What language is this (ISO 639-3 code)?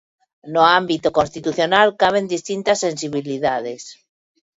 glg